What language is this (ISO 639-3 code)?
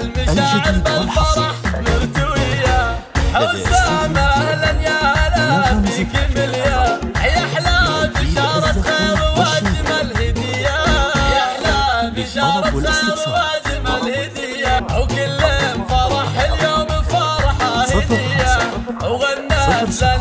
ara